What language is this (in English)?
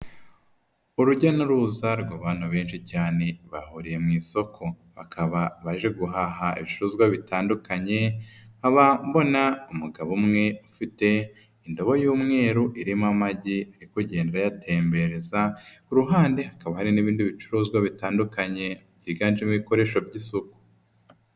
Kinyarwanda